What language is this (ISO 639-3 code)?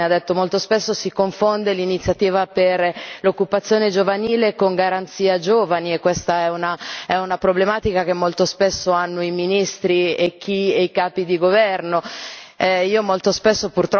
ita